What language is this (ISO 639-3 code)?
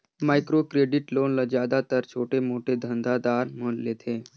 hne